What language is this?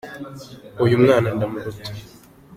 Kinyarwanda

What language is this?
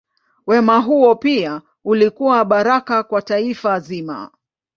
Swahili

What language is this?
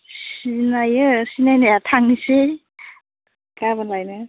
Bodo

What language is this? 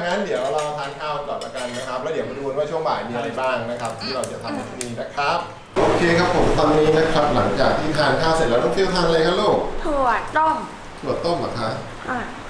Thai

